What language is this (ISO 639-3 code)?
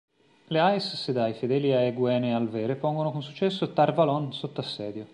ita